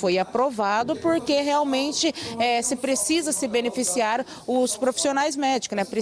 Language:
Portuguese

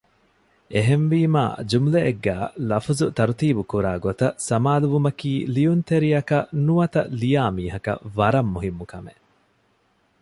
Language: Divehi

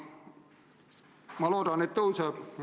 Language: Estonian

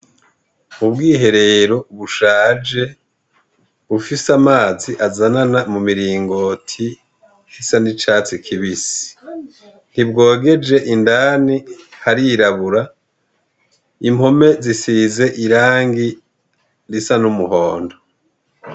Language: Rundi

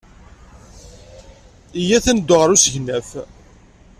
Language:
Kabyle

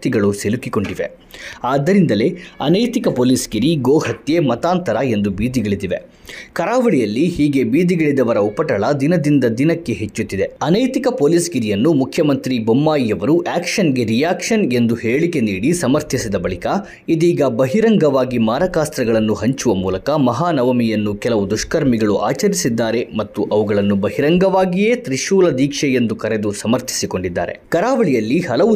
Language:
Kannada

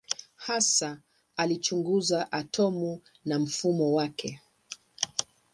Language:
Swahili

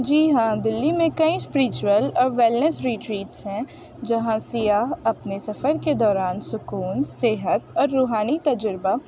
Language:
Urdu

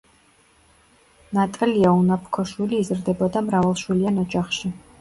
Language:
Georgian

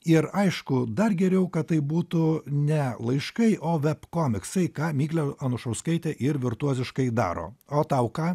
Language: Lithuanian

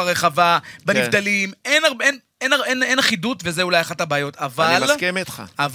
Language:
Hebrew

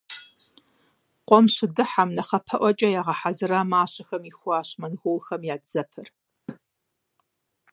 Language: Kabardian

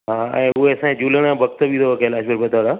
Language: Sindhi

